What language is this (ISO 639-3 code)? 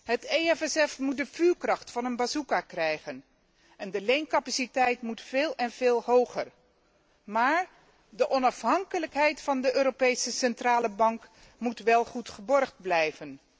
nld